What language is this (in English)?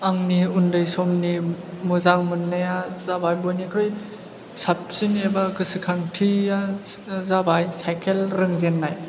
Bodo